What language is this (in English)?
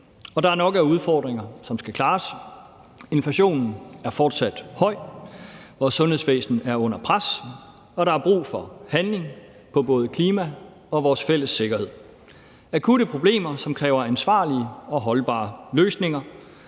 Danish